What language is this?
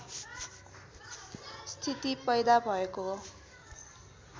Nepali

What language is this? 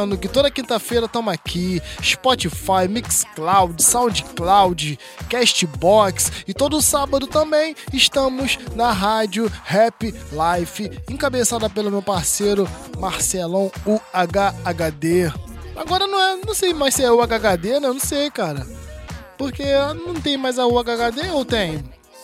Portuguese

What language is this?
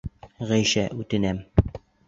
Bashkir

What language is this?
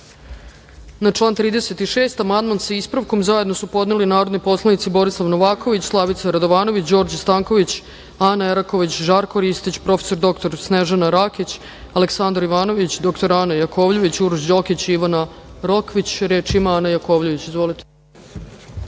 Serbian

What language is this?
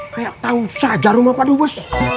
Indonesian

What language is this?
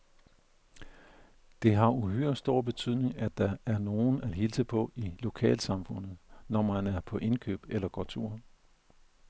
Danish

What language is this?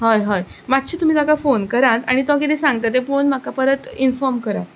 Konkani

